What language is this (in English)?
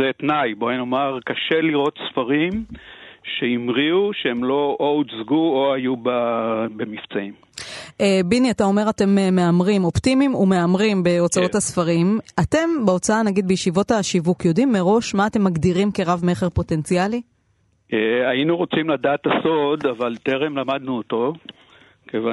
Hebrew